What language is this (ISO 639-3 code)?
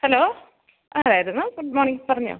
mal